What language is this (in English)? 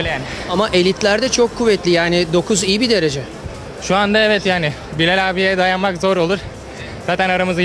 Turkish